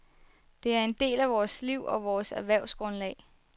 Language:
Danish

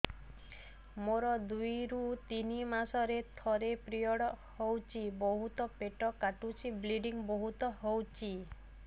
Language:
Odia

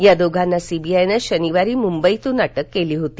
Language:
Marathi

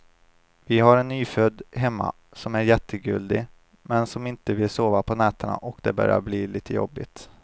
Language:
Swedish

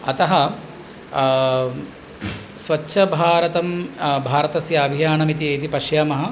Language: Sanskrit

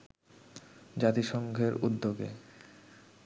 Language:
Bangla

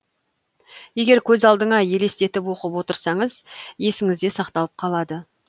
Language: Kazakh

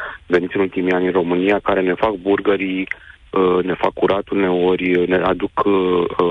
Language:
Romanian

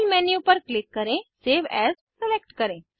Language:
Hindi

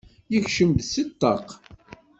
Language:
Kabyle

